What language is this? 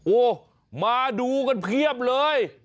Thai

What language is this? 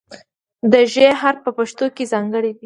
Pashto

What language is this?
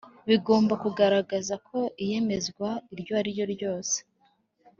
Kinyarwanda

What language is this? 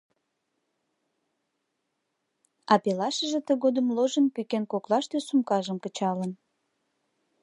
Mari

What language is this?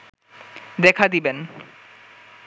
Bangla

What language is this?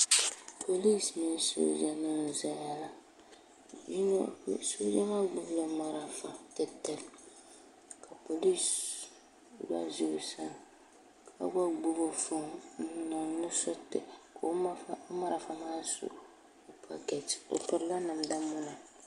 Dagbani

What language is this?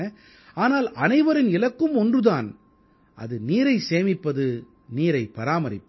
Tamil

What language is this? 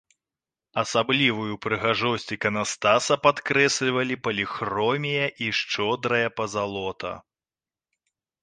Belarusian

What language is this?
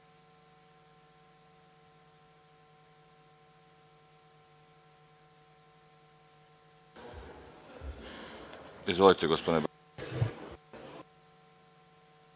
Serbian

